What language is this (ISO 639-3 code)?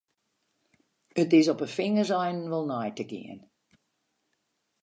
fry